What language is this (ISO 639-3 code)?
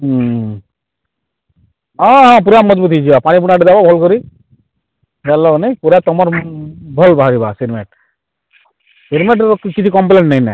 ori